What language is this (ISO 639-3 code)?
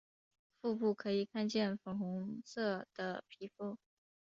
zho